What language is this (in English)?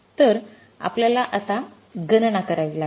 Marathi